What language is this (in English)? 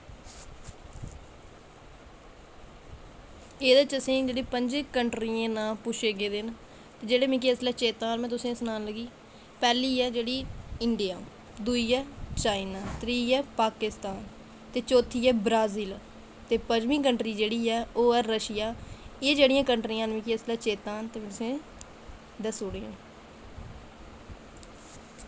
Dogri